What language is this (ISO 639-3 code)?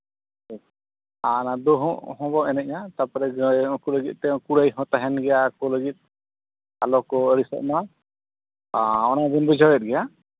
sat